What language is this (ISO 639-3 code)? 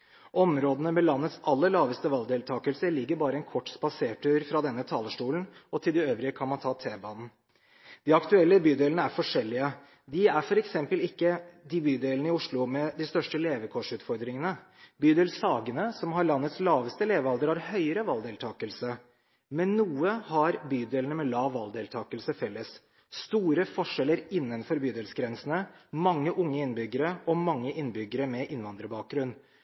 nob